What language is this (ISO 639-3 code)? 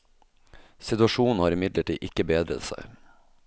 nor